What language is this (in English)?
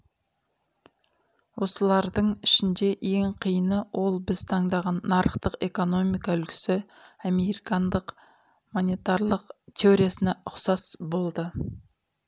Kazakh